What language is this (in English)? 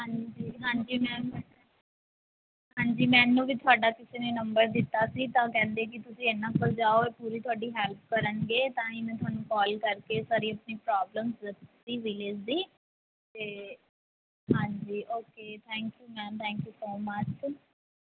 Punjabi